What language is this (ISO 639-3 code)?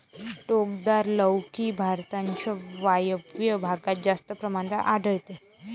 mar